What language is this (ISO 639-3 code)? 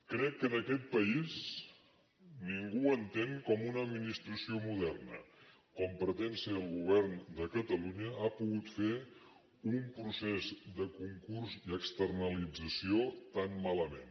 cat